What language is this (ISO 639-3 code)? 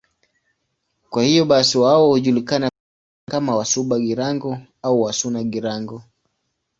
swa